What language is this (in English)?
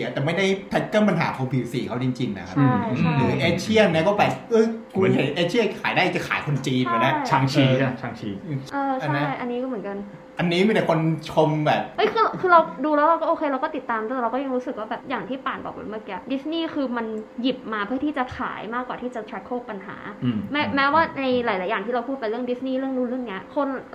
Thai